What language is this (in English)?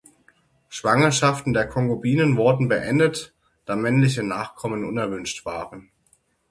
German